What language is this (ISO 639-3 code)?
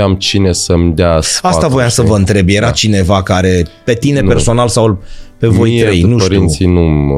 ron